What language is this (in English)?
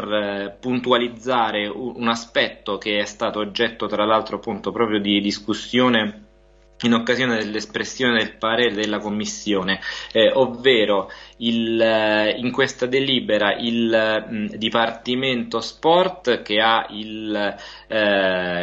Italian